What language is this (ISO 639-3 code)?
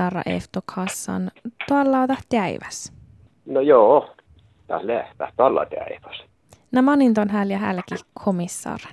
fin